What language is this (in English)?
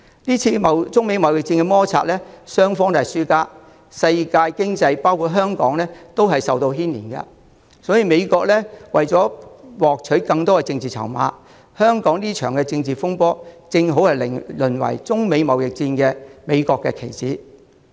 Cantonese